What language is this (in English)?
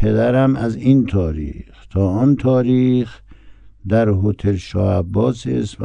Persian